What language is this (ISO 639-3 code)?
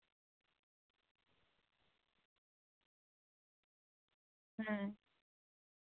sat